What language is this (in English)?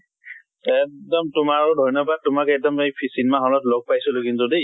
Assamese